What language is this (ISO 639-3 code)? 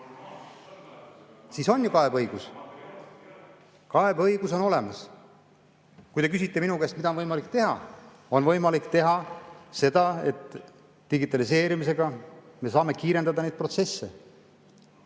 est